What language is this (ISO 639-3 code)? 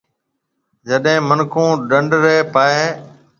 mve